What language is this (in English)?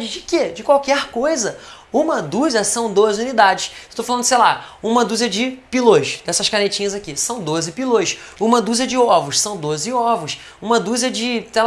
Portuguese